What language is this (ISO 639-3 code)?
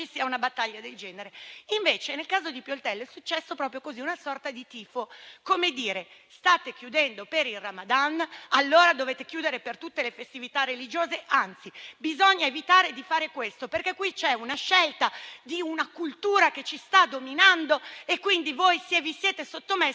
ita